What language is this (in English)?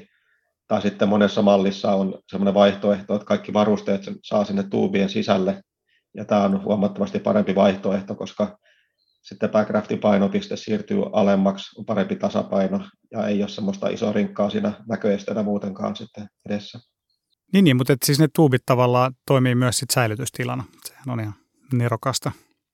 Finnish